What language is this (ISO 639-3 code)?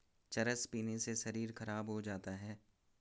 hin